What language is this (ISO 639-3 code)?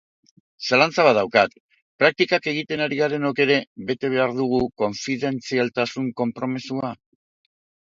eus